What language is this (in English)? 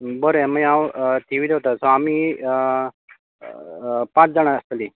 Konkani